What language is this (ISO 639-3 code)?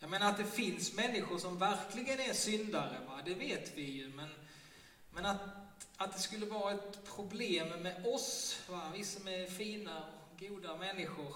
swe